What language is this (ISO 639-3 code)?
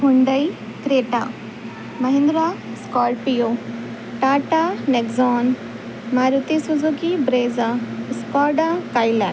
urd